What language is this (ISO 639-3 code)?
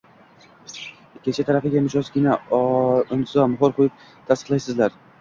uzb